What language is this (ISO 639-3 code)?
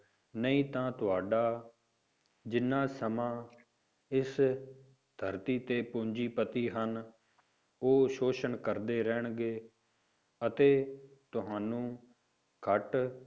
pan